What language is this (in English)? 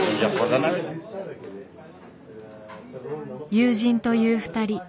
Japanese